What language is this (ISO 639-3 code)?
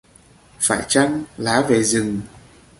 vie